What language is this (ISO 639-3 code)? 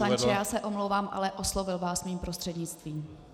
ces